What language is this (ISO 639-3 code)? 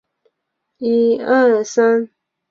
zho